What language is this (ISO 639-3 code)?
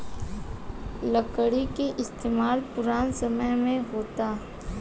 bho